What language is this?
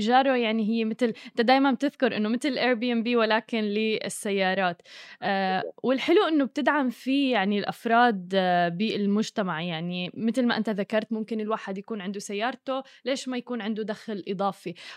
Arabic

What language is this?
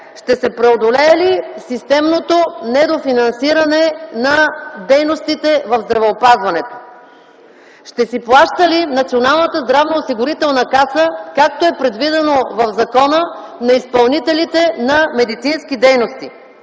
Bulgarian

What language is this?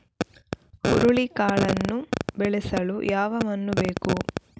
Kannada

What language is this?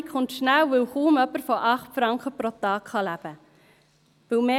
Swiss German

